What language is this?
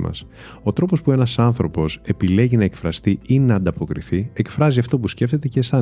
Greek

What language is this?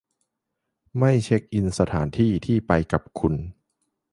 Thai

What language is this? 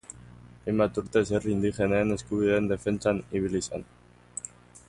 Basque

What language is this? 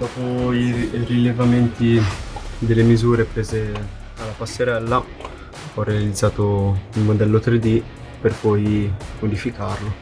Italian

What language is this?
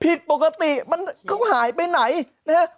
Thai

